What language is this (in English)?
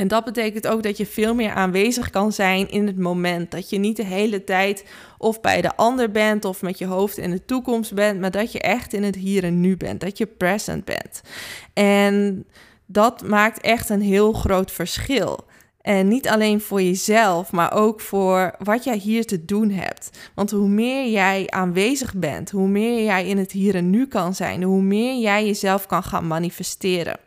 Dutch